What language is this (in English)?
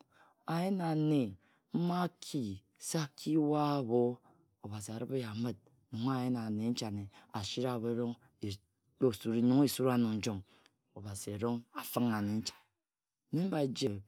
Ejagham